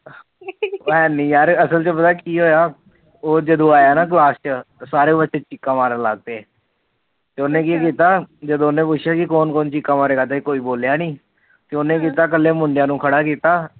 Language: Punjabi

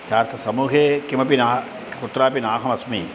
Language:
Sanskrit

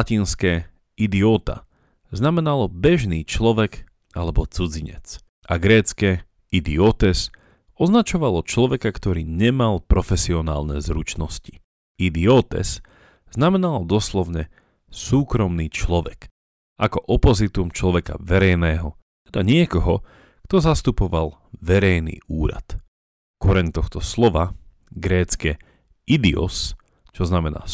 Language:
Slovak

